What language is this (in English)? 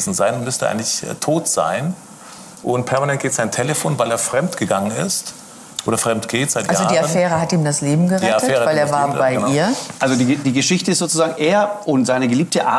German